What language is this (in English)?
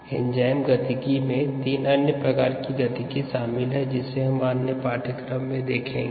Hindi